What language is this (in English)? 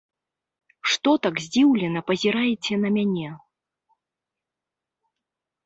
Belarusian